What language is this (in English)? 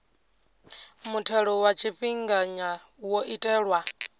Venda